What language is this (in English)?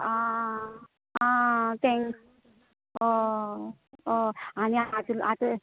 Konkani